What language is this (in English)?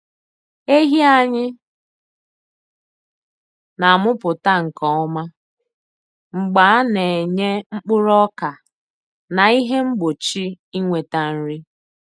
Igbo